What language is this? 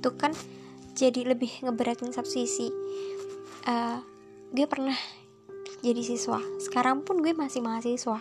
Indonesian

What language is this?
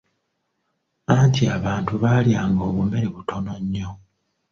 Ganda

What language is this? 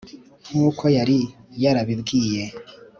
Kinyarwanda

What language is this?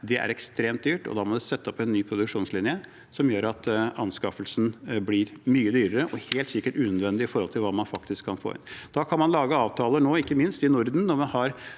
Norwegian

